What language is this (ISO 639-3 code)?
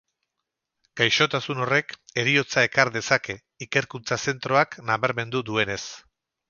eus